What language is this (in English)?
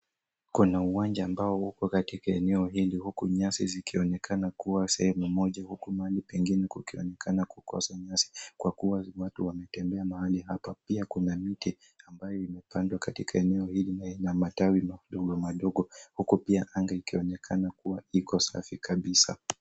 Swahili